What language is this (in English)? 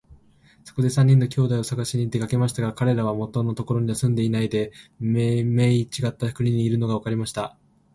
Japanese